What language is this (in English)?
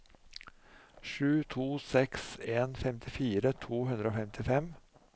Norwegian